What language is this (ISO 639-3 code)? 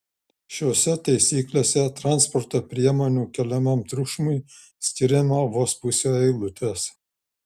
lit